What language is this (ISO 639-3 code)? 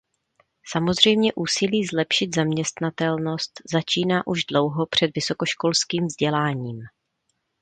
ces